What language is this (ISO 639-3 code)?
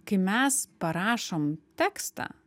lit